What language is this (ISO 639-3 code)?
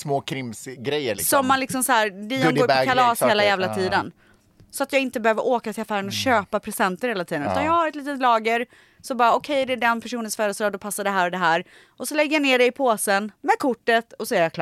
swe